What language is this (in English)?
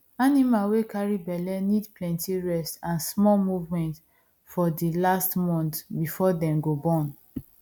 Nigerian Pidgin